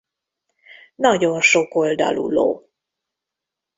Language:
Hungarian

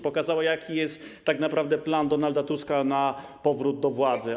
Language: Polish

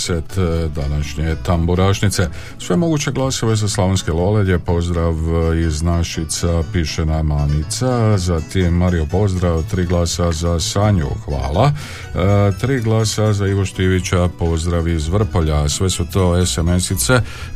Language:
Croatian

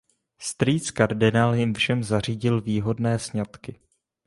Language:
Czech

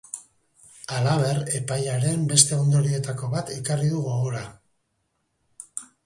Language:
Basque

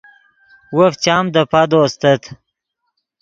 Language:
Yidgha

